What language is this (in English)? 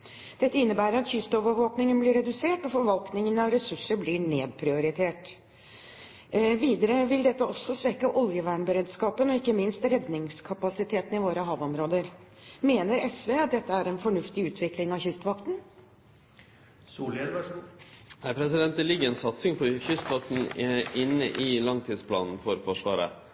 Norwegian